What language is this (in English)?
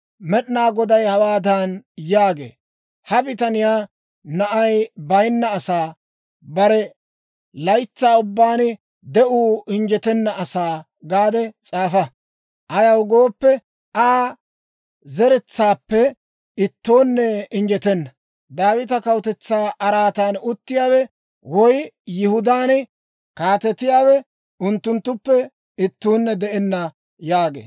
Dawro